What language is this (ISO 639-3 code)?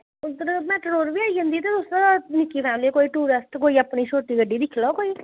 doi